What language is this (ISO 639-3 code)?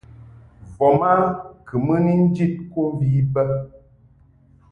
mhk